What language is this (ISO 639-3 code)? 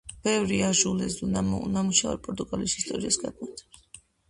kat